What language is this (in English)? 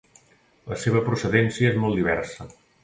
Catalan